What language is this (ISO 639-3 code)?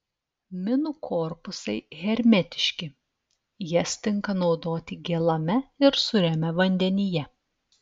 lit